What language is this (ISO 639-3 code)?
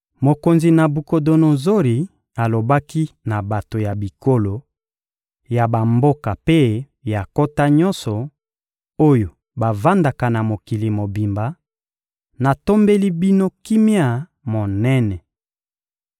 lin